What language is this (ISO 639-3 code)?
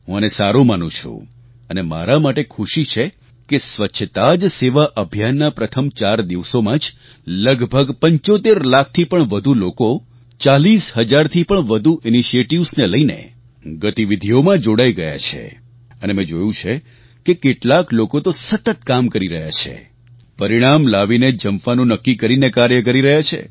guj